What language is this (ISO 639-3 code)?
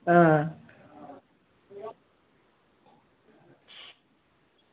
doi